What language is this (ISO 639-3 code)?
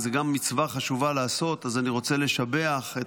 heb